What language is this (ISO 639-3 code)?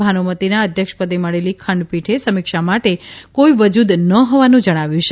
guj